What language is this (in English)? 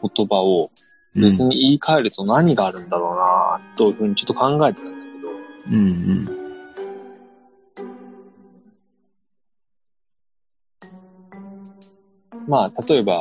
Japanese